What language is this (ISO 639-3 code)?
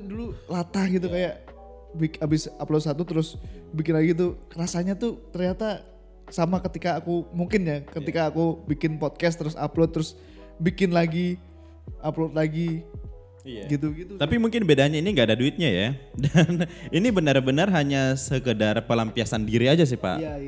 ind